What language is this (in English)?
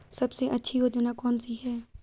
Hindi